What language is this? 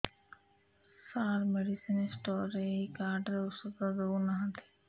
Odia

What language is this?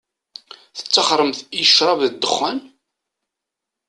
Kabyle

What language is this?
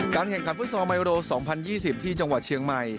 Thai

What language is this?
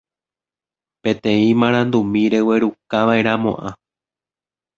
Guarani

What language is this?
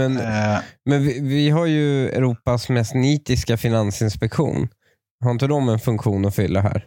Swedish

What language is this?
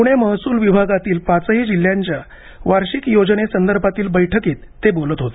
Marathi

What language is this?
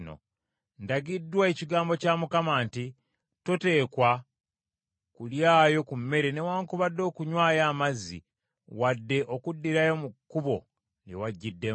Ganda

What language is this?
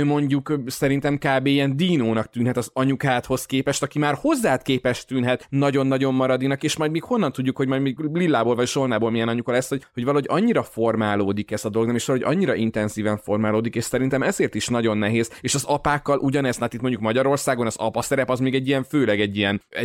Hungarian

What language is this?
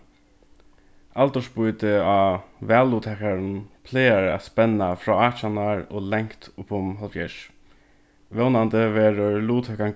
Faroese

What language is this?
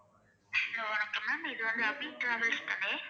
Tamil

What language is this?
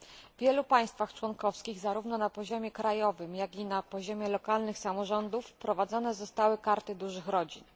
Polish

